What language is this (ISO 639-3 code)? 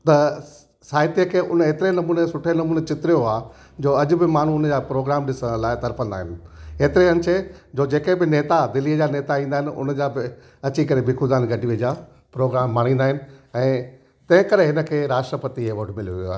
snd